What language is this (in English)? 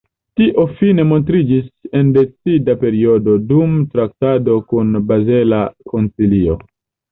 Esperanto